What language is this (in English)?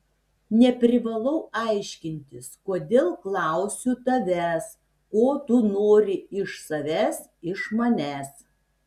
Lithuanian